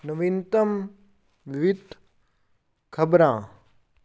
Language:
Punjabi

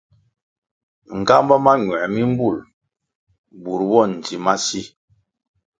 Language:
Kwasio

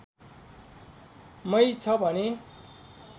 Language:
Nepali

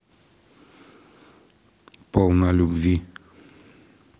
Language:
Russian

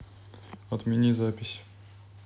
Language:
Russian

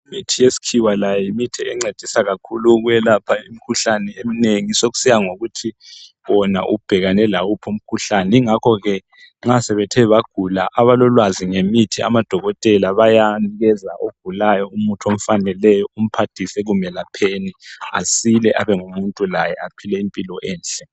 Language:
North Ndebele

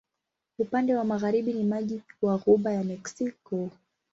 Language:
Swahili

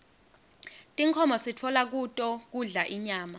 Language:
Swati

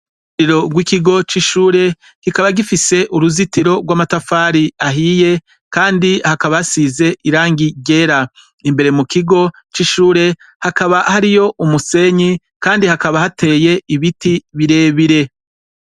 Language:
Rundi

